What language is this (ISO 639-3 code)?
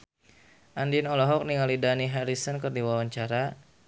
sun